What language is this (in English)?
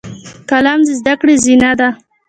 Pashto